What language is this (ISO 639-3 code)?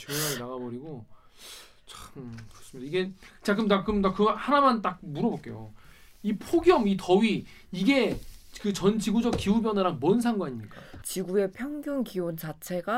kor